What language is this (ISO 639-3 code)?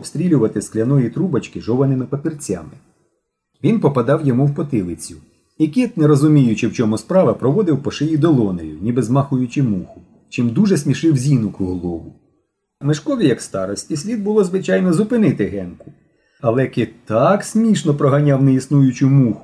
ukr